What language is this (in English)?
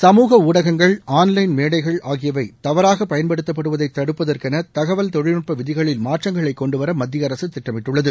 Tamil